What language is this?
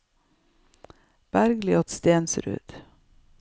Norwegian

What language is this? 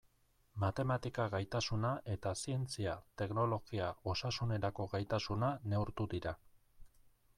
Basque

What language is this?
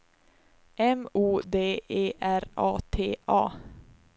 Swedish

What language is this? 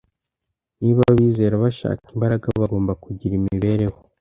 Kinyarwanda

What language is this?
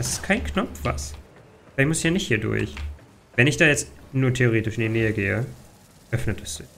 German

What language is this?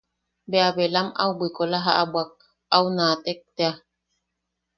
Yaqui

